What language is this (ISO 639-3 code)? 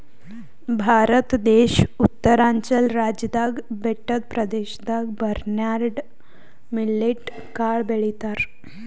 kan